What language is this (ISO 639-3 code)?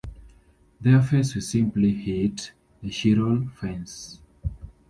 eng